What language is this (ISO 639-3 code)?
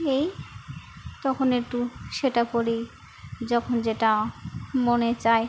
ben